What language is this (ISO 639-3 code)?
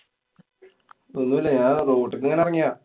mal